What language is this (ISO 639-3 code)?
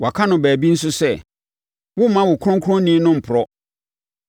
aka